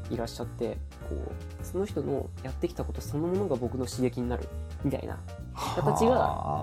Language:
Japanese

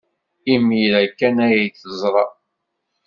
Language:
Kabyle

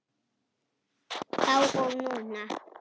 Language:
Icelandic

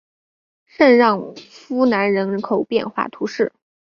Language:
Chinese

